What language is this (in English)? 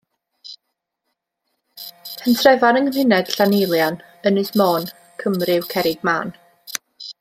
Welsh